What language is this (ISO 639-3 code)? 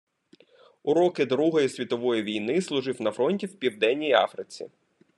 ukr